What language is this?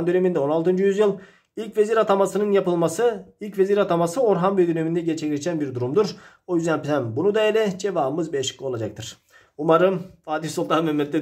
Turkish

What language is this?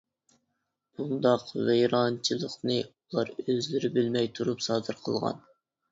Uyghur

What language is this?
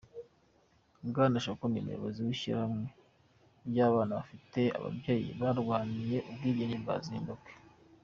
Kinyarwanda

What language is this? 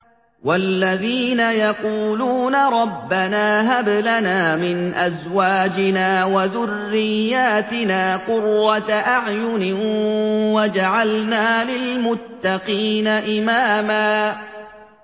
Arabic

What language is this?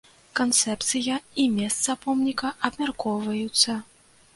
Belarusian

